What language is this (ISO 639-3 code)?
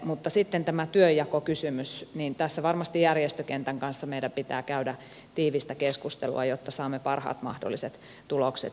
fin